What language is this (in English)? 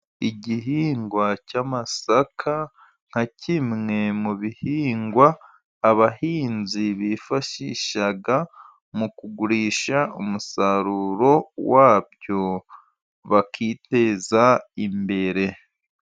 Kinyarwanda